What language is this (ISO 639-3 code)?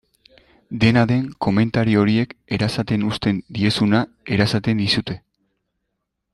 eus